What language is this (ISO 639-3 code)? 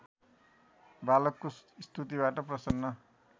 nep